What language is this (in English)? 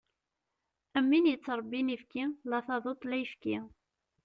Kabyle